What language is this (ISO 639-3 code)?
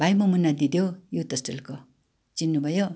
nep